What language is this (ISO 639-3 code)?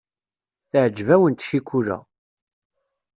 kab